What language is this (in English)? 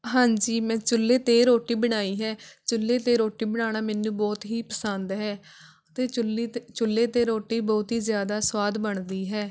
Punjabi